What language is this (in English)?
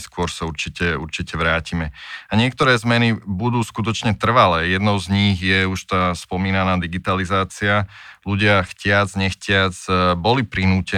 Slovak